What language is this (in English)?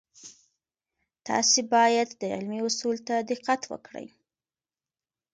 Pashto